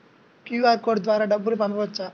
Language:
Telugu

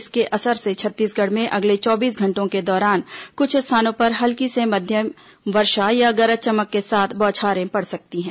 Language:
Hindi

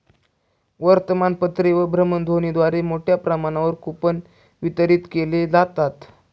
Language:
Marathi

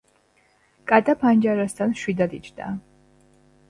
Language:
Georgian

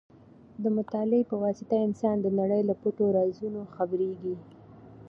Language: Pashto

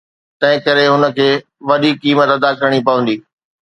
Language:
Sindhi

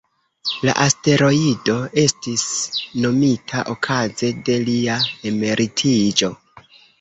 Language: Esperanto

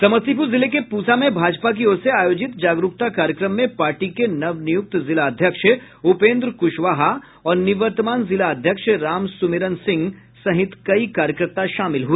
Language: Hindi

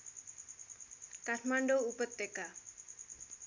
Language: Nepali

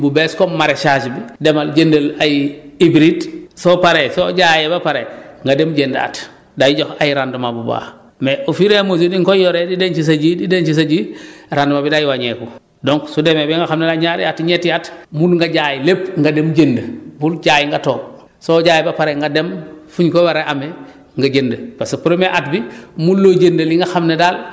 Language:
Wolof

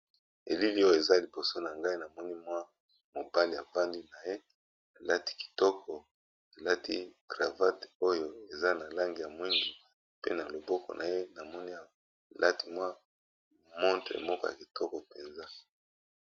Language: Lingala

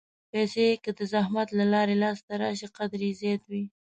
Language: Pashto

